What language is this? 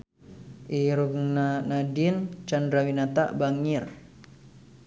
Sundanese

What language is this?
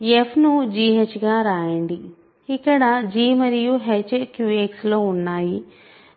Telugu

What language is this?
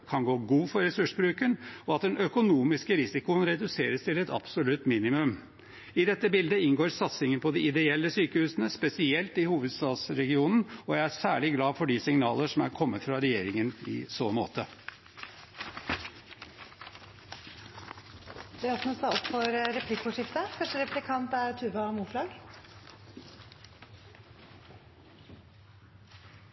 Norwegian Bokmål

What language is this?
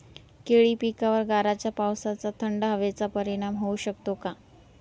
Marathi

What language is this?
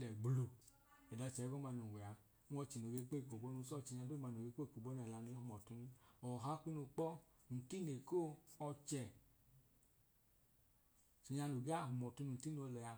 Idoma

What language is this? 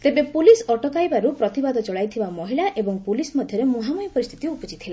Odia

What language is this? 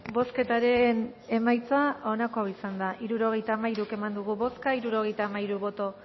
Basque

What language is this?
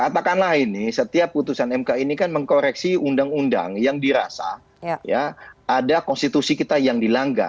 Indonesian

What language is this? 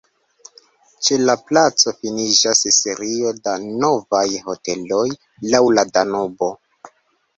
Esperanto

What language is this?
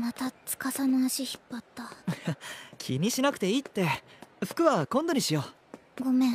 Japanese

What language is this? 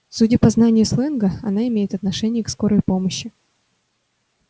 Russian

